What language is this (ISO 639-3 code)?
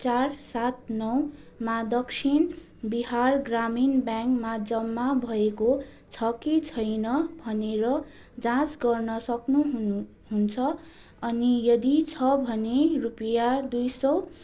nep